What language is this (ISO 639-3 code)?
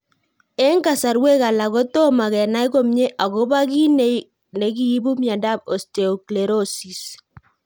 kln